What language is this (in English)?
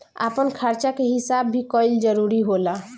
Bhojpuri